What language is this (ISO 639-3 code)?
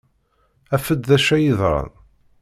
kab